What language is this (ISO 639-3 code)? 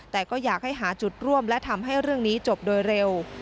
tha